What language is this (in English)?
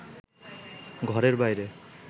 Bangla